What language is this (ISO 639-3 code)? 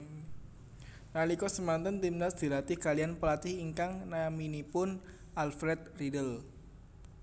jav